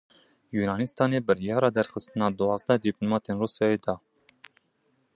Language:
Kurdish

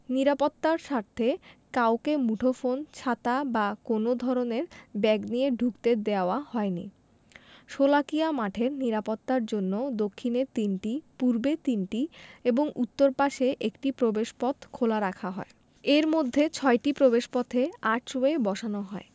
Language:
Bangla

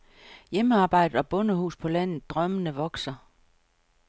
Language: Danish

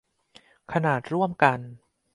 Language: Thai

